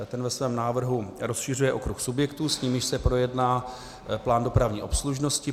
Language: Czech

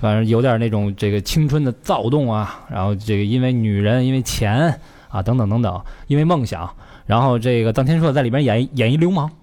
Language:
Chinese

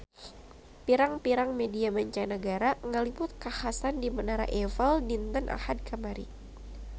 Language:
Sundanese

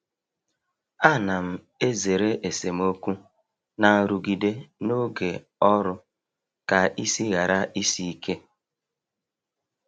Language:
Igbo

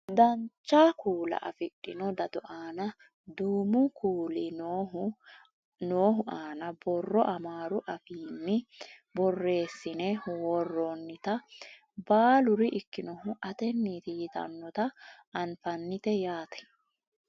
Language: Sidamo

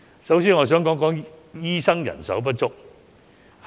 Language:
Cantonese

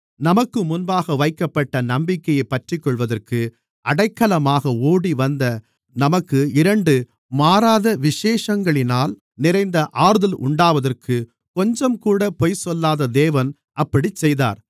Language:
Tamil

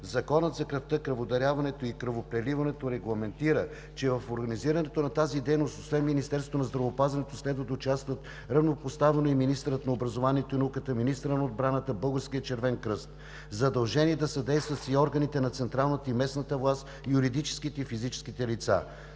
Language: Bulgarian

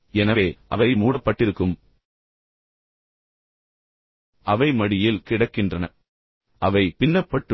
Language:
Tamil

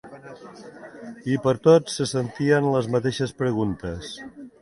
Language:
Catalan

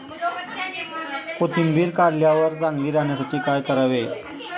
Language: Marathi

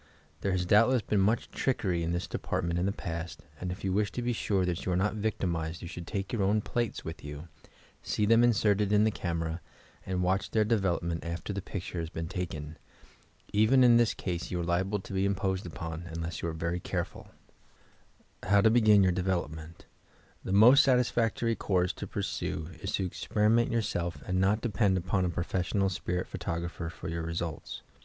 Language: English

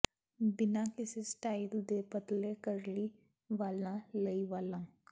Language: Punjabi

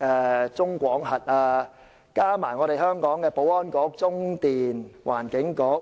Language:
Cantonese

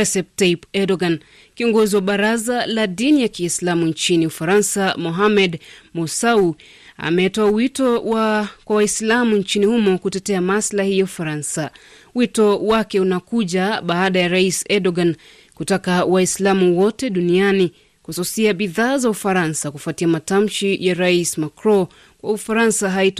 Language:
Swahili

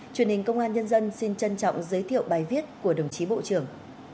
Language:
Vietnamese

